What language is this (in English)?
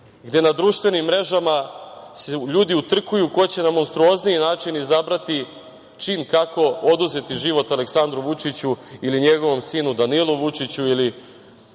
Serbian